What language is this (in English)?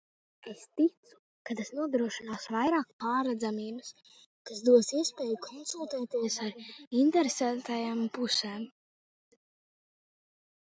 Latvian